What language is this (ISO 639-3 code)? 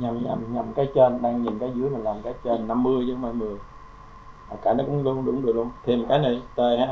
vie